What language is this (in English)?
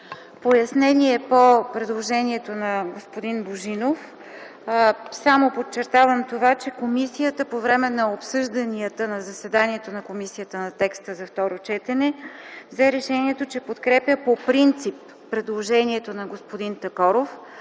Bulgarian